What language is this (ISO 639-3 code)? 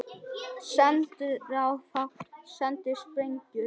isl